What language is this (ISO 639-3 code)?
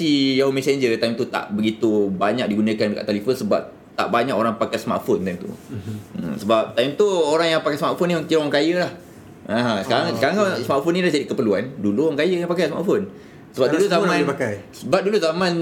msa